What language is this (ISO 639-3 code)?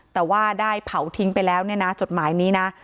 tha